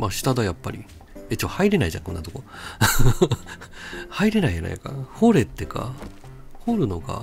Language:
Japanese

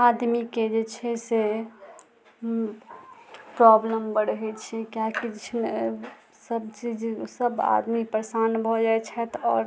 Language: Maithili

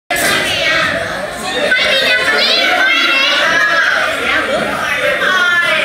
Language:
Thai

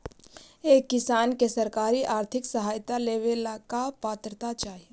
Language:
Magahi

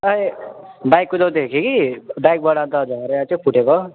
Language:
Nepali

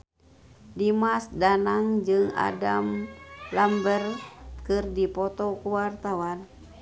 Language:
Sundanese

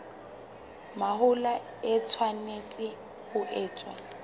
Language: Southern Sotho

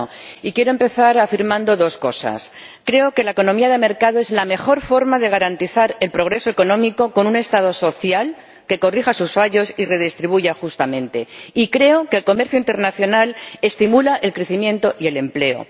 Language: Spanish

